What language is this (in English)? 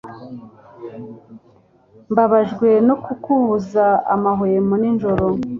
Kinyarwanda